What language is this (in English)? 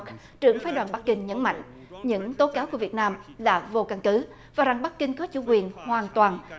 Vietnamese